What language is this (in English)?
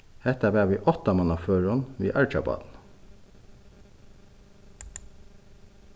Faroese